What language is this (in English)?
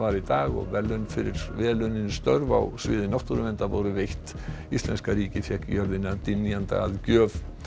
Icelandic